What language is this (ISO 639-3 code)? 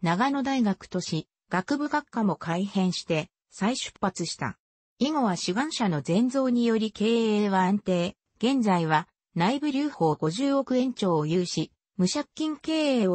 jpn